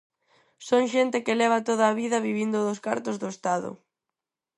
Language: Galician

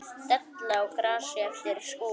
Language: Icelandic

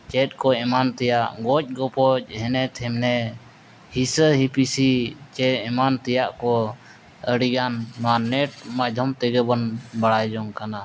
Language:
Santali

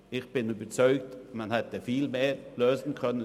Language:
Swiss German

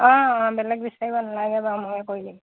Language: Assamese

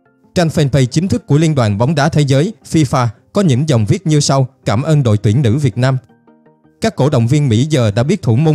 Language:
Vietnamese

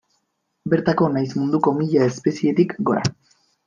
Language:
Basque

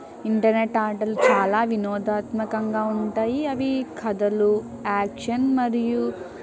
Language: Telugu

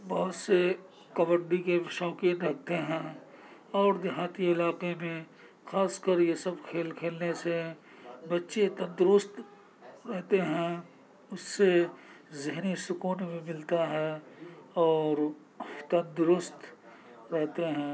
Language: Urdu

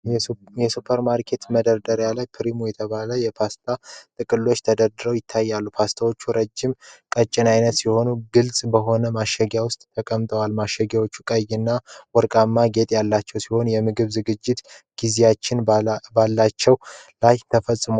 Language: Amharic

